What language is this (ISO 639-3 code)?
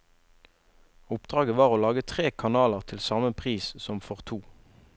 nor